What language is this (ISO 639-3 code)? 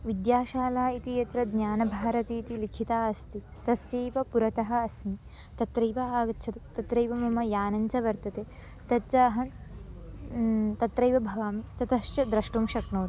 san